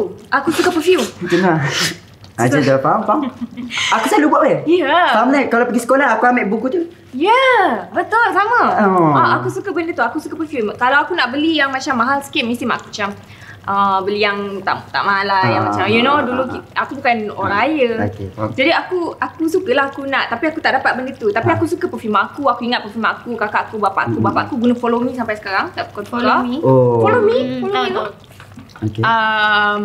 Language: Malay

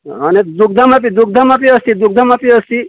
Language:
Sanskrit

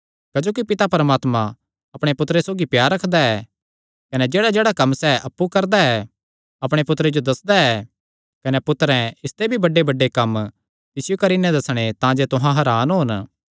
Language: Kangri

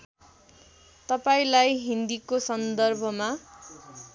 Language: Nepali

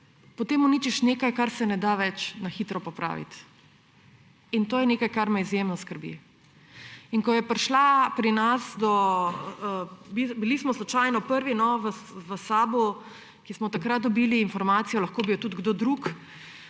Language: Slovenian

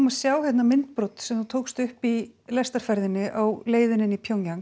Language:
Icelandic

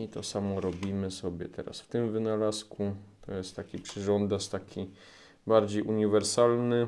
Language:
Polish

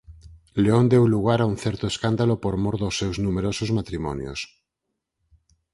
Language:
Galician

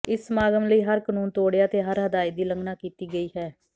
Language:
Punjabi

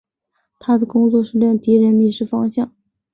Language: Chinese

